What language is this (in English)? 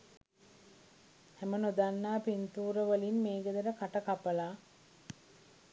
Sinhala